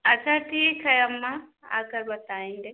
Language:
Hindi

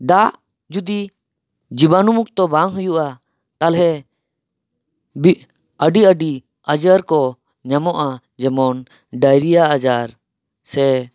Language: Santali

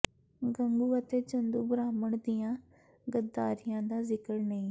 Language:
Punjabi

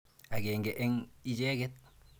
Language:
Kalenjin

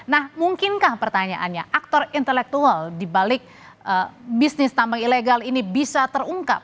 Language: Indonesian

